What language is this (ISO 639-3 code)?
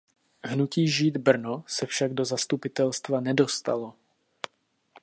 ces